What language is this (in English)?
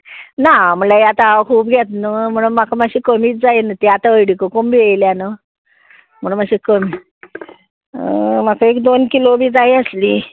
Konkani